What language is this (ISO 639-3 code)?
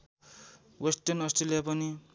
nep